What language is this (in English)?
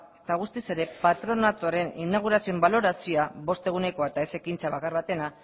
Basque